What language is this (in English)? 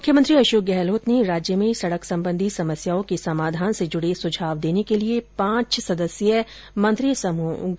Hindi